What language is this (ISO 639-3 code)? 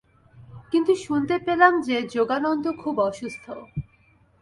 ben